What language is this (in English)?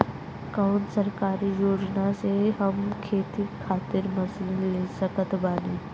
Bhojpuri